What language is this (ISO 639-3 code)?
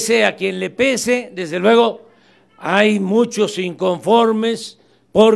spa